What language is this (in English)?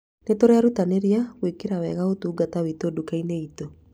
Kikuyu